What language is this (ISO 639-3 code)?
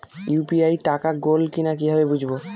ben